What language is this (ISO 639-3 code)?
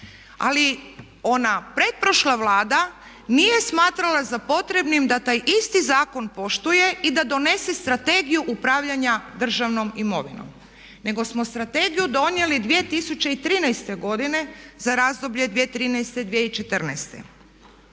hrv